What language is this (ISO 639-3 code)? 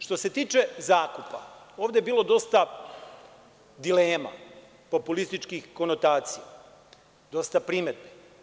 srp